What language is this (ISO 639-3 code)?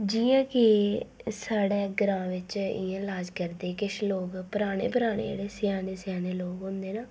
doi